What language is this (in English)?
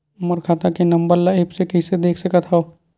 Chhattisgarhi